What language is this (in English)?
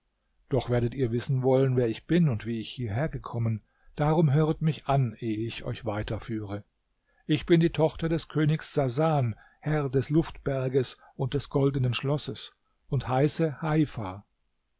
German